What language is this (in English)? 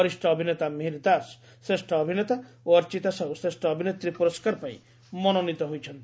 Odia